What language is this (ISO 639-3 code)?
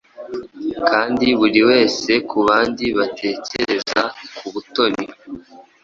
kin